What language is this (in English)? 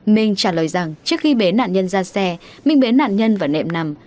Vietnamese